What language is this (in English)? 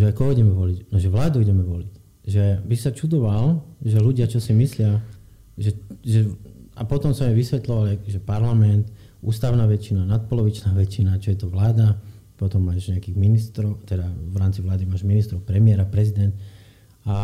Slovak